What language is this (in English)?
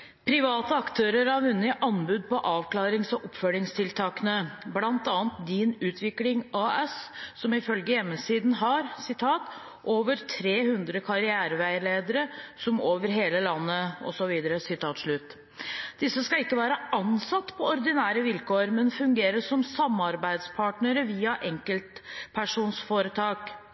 Norwegian Bokmål